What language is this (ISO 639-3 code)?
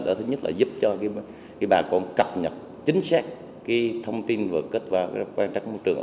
vie